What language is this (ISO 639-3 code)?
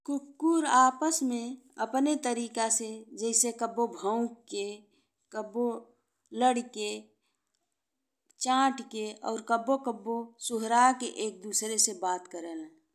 bho